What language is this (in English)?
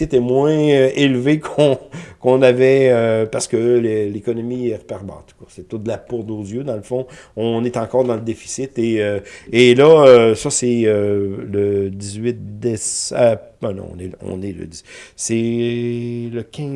French